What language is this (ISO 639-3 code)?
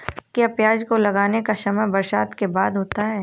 hin